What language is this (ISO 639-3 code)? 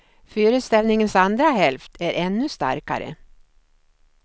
swe